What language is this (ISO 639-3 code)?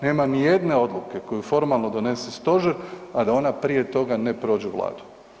hrv